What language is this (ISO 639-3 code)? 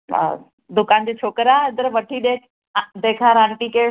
snd